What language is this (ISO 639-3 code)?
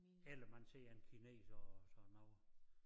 dan